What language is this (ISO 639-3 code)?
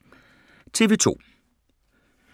dan